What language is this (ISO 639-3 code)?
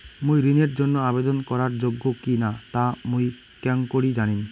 ben